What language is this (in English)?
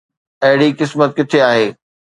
Sindhi